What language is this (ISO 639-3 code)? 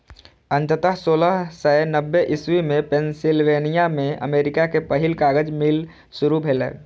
mai